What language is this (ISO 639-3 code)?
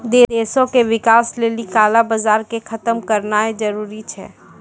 mai